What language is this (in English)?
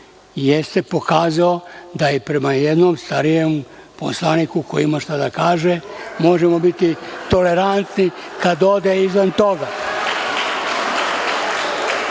Serbian